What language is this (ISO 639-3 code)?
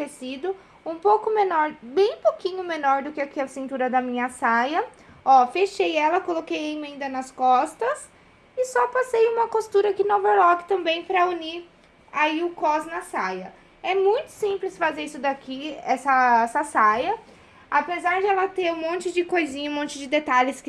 por